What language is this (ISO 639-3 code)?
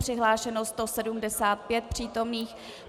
ces